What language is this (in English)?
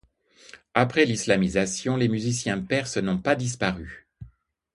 French